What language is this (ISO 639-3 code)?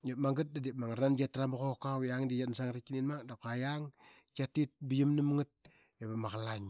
byx